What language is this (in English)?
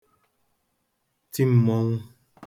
Igbo